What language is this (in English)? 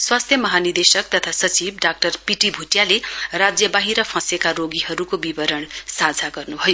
Nepali